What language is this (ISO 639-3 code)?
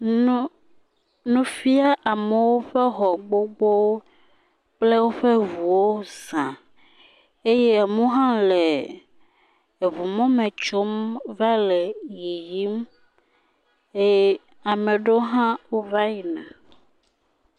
ewe